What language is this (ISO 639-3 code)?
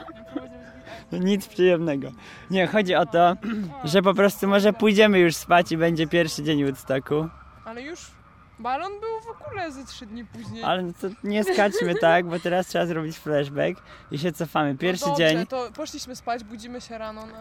pol